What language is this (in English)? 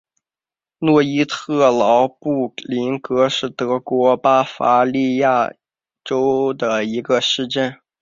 Chinese